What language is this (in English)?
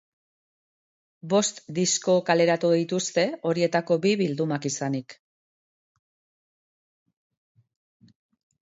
Basque